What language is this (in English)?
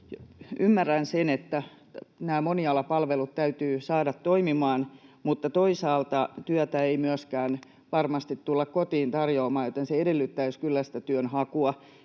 Finnish